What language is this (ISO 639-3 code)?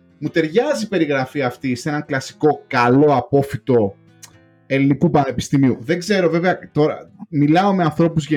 ell